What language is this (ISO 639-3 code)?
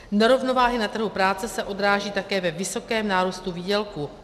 ces